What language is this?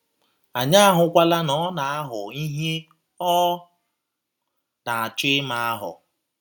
Igbo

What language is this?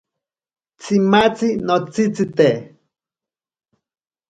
Ashéninka Perené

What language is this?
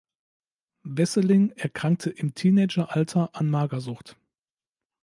German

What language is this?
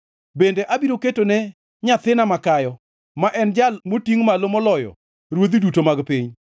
Luo (Kenya and Tanzania)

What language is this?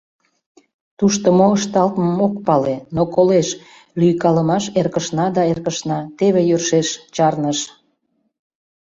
Mari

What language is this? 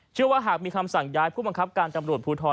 Thai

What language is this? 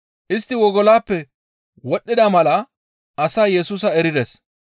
Gamo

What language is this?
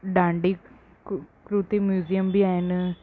Sindhi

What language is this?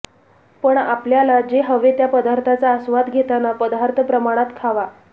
Marathi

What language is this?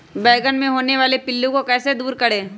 Magahi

